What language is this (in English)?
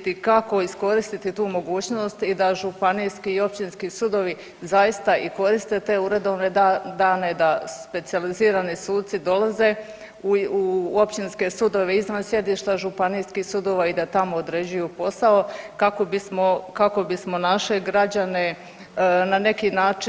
Croatian